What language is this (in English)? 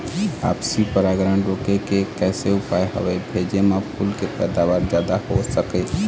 Chhattisgarhi